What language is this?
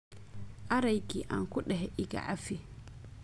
Somali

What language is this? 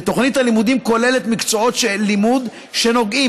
Hebrew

